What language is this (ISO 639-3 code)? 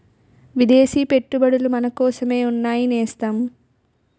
tel